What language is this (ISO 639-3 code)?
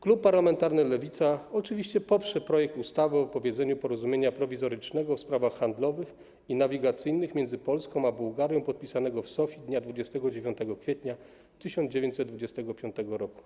pol